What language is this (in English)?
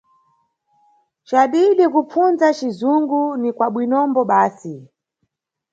Nyungwe